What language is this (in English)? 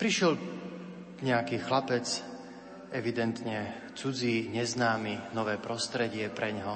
Slovak